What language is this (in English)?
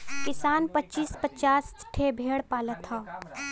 Bhojpuri